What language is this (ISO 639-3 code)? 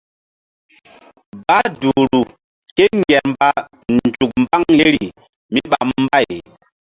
mdd